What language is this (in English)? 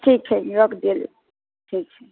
Maithili